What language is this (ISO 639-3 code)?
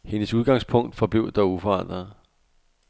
dan